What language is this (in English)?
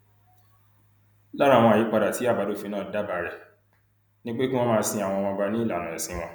Yoruba